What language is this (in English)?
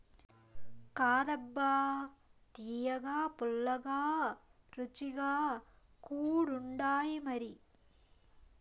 Telugu